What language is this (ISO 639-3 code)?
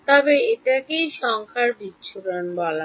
ben